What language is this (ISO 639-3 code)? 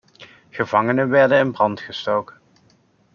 nld